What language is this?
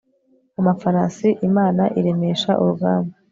Kinyarwanda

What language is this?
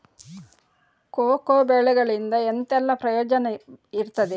Kannada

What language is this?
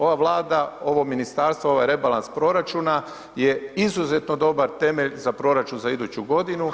Croatian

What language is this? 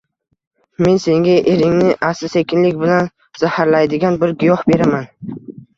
Uzbek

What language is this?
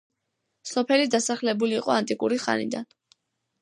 Georgian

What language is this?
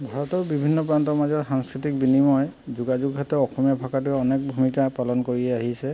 Assamese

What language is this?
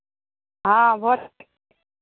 Maithili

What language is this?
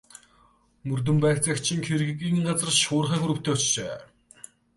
Mongolian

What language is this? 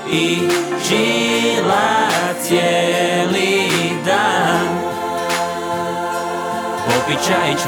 Croatian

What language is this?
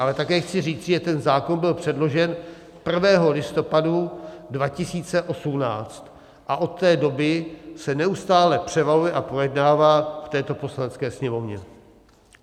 Czech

